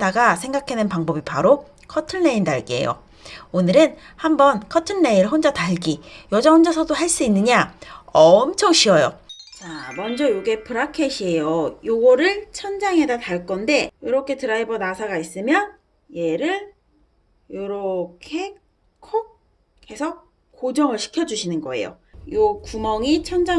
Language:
Korean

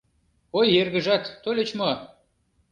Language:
Mari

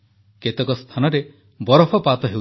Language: Odia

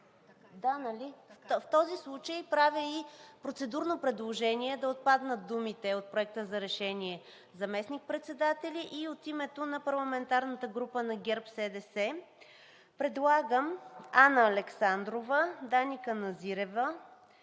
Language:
Bulgarian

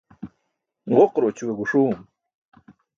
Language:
Burushaski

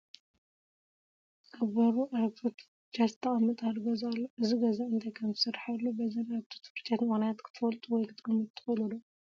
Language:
Tigrinya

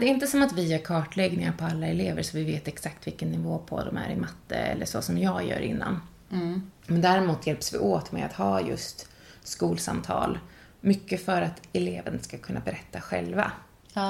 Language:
Swedish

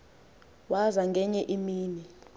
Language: Xhosa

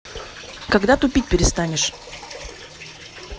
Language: Russian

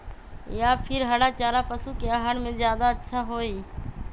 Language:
Magahi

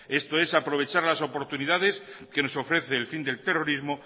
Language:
Spanish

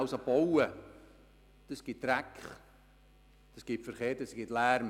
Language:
Swiss German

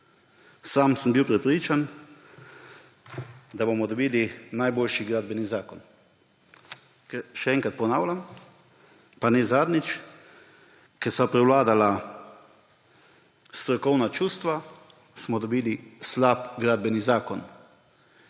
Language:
Slovenian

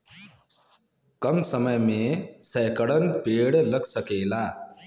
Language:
Bhojpuri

